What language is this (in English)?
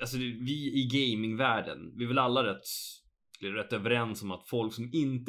Swedish